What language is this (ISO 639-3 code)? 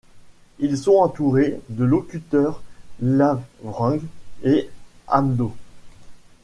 fra